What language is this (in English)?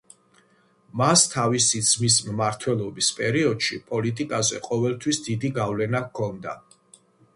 Georgian